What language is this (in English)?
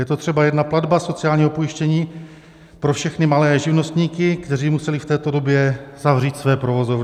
Czech